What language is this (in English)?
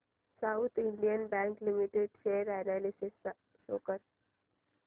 Marathi